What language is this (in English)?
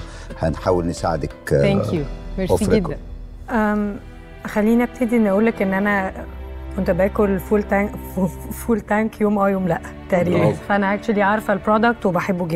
Arabic